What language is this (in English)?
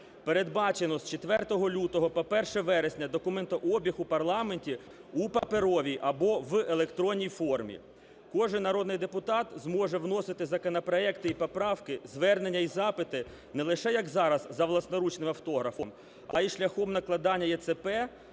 Ukrainian